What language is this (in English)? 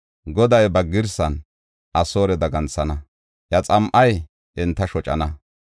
Gofa